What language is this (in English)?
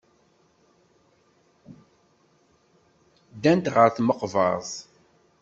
Kabyle